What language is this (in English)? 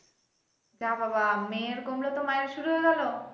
Bangla